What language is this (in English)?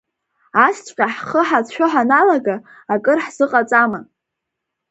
Abkhazian